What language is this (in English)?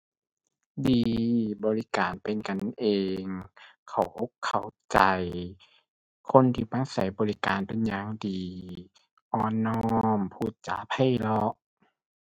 Thai